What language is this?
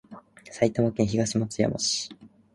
Japanese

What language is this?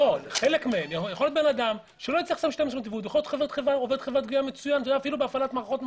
Hebrew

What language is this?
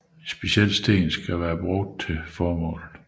Danish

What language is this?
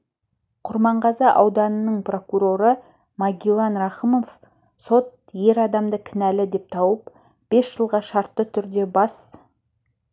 Kazakh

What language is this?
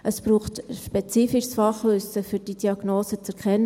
Swiss German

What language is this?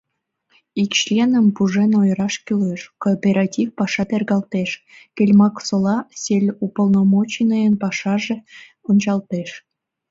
Mari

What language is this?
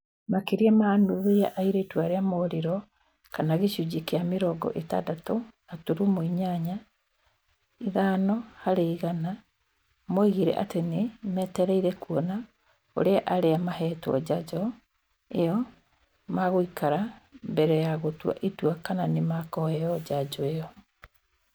Kikuyu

